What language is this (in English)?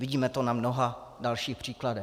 Czech